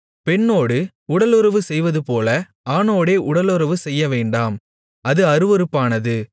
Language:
Tamil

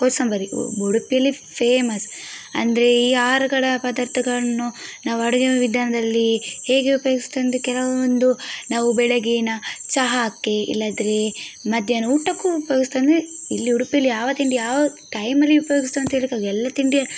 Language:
Kannada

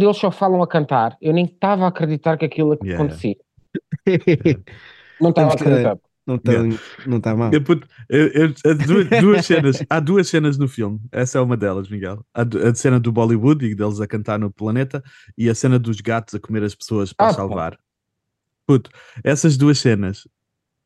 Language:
Portuguese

